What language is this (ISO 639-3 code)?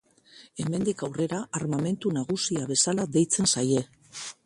eus